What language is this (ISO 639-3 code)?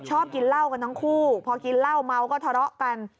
tha